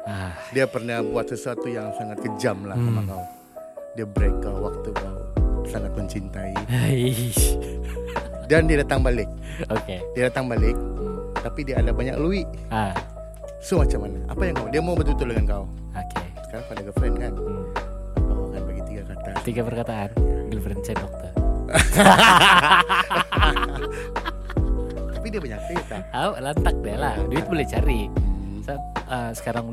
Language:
Malay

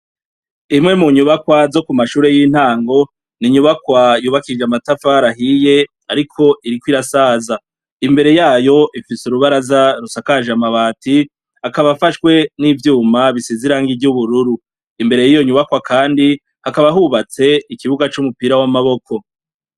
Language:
Rundi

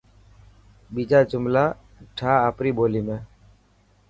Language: Dhatki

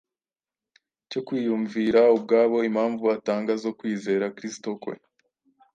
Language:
Kinyarwanda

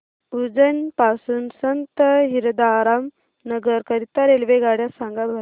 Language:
Marathi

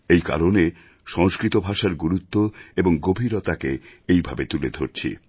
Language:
Bangla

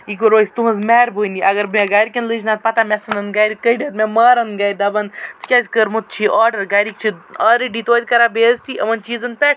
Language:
Kashmiri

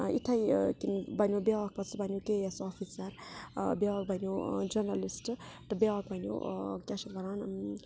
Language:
Kashmiri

